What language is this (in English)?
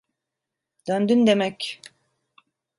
Turkish